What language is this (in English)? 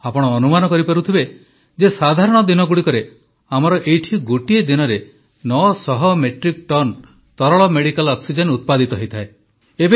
Odia